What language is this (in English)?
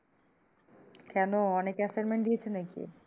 Bangla